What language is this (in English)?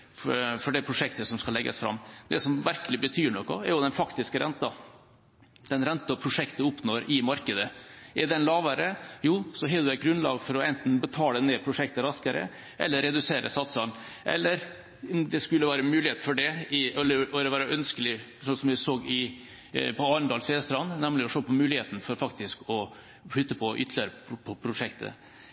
Norwegian Bokmål